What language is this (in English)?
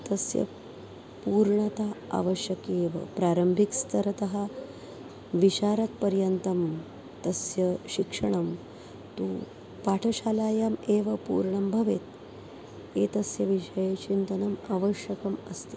Sanskrit